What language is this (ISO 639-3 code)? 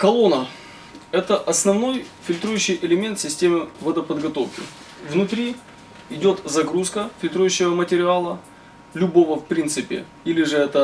rus